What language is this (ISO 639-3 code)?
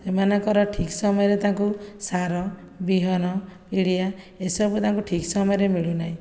ori